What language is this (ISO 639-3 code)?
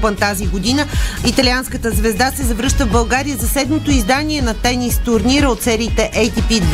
bul